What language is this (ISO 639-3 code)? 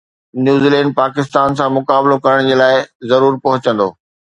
snd